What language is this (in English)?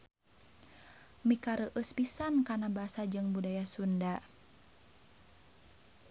Sundanese